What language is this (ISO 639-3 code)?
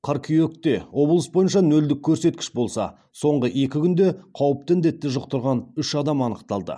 kaz